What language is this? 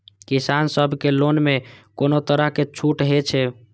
Maithili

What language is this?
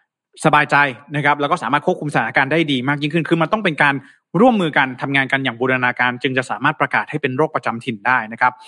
Thai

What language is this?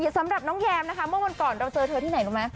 Thai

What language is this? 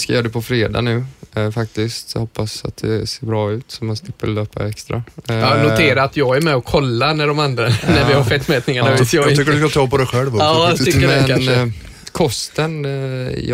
Swedish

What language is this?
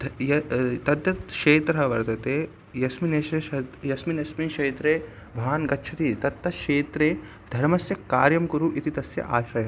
Sanskrit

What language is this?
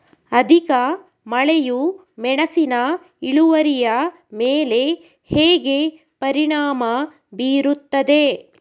Kannada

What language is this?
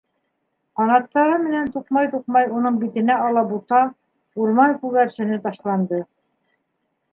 Bashkir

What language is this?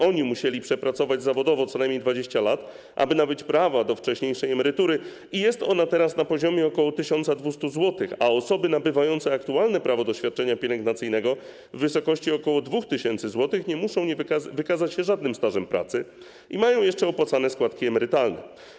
Polish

